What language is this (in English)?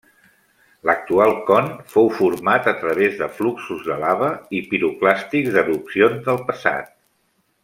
Catalan